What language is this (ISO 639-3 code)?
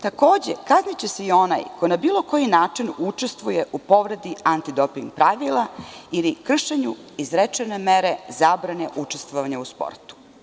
srp